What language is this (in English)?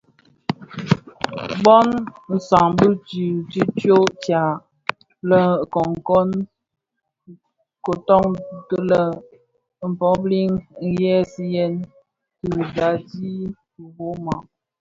Bafia